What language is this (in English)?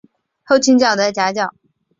Chinese